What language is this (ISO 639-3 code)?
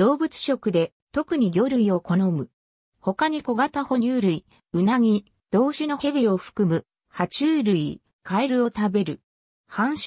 jpn